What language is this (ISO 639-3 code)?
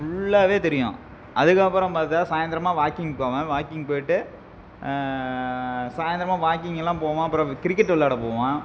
tam